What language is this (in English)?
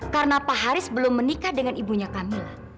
Indonesian